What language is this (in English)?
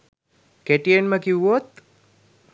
Sinhala